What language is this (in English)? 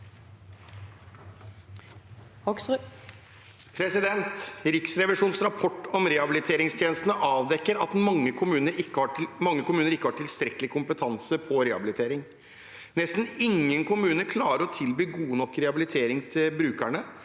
Norwegian